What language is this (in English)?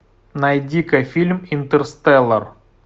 Russian